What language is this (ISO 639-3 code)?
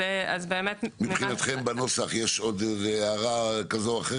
heb